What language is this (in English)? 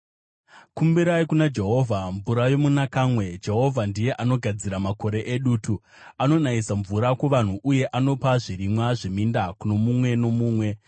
Shona